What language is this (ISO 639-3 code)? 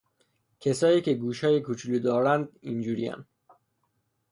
fas